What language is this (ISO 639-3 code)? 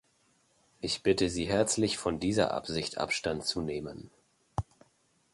deu